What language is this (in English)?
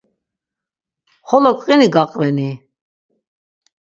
Laz